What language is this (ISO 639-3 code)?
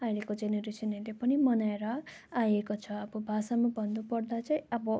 nep